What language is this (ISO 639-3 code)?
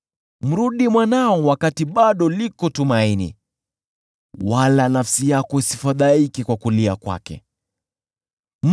swa